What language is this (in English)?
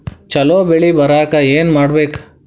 Kannada